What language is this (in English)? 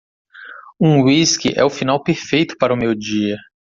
Portuguese